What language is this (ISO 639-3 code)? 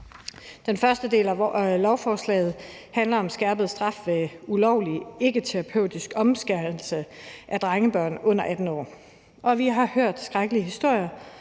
dan